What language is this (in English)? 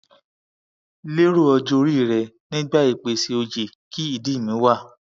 Yoruba